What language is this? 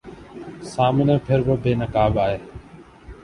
Urdu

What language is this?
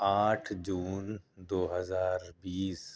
Urdu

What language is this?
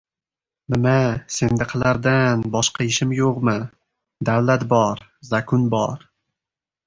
Uzbek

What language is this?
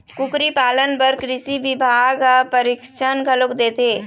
Chhattisgarhi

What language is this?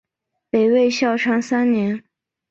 Chinese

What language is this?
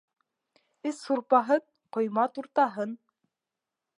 Bashkir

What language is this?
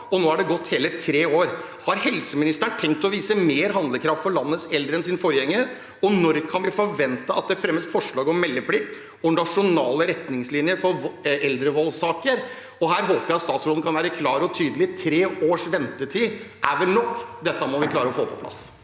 Norwegian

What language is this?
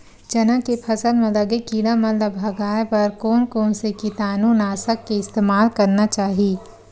Chhattisgarhi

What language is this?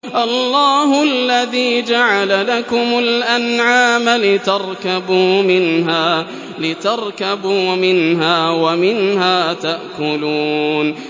Arabic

